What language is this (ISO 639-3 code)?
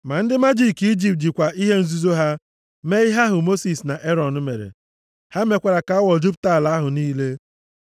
ibo